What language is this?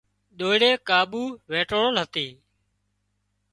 Wadiyara Koli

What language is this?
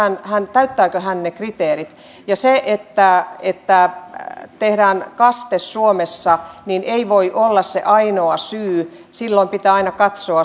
Finnish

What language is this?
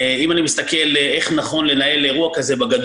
Hebrew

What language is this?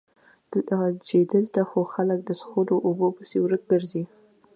Pashto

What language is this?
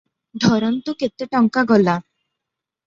Odia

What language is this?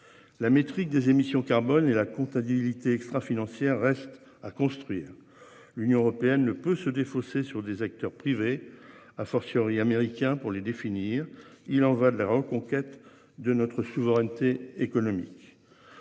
French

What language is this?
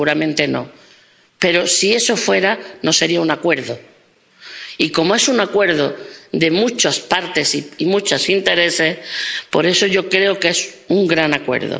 Spanish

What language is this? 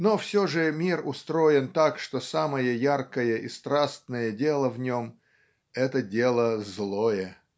Russian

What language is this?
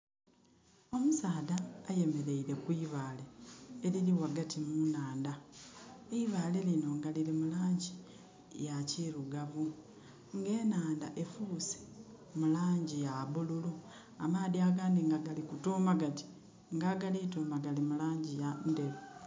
Soga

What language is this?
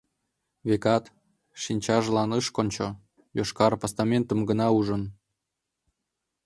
Mari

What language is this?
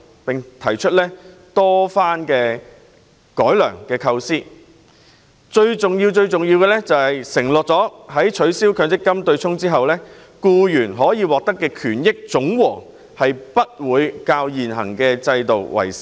Cantonese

